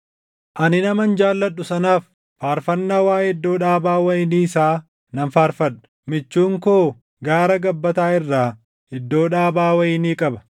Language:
Oromo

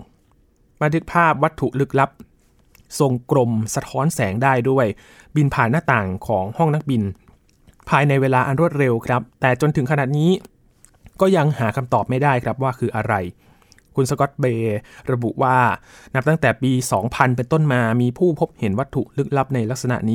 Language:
Thai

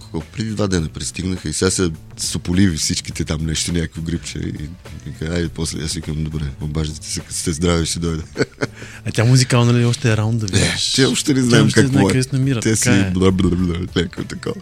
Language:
Bulgarian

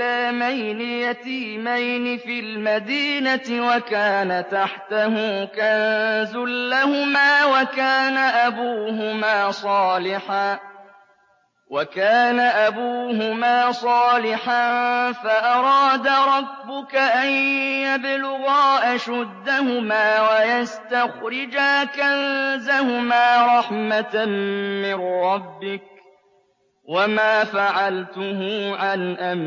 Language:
Arabic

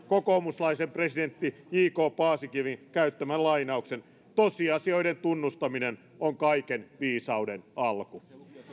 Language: Finnish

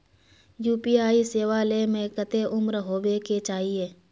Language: Magahi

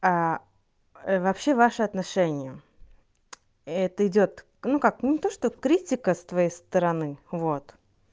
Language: Russian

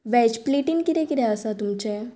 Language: Konkani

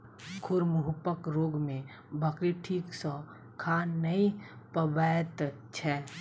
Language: Maithili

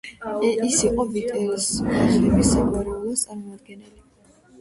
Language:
Georgian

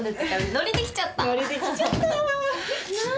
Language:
Japanese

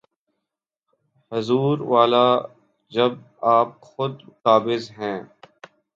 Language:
Urdu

